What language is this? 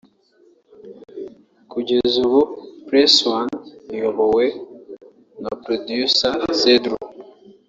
Kinyarwanda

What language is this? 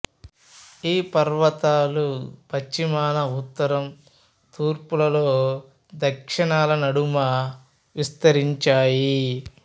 Telugu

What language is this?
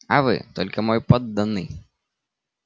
Russian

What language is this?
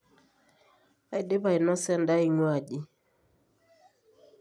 Masai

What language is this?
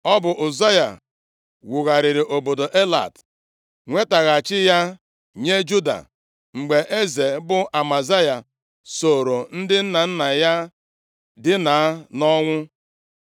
Igbo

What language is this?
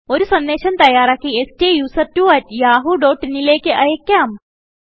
Malayalam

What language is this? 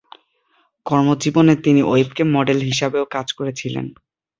Bangla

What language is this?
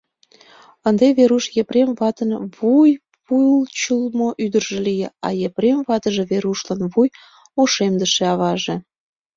Mari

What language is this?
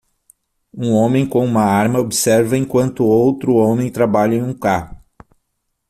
Portuguese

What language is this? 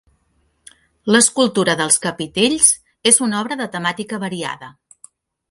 Catalan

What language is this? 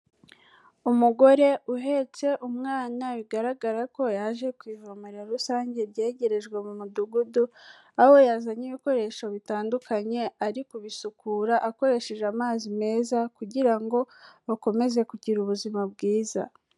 Kinyarwanda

